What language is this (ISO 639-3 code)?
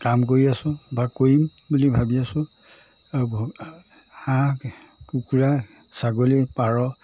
asm